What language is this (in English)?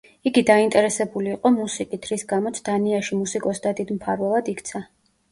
Georgian